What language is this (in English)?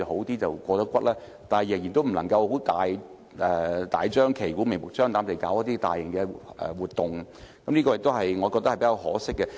Cantonese